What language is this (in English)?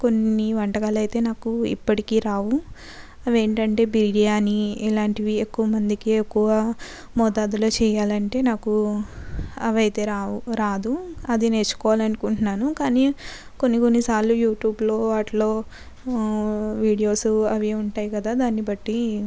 Telugu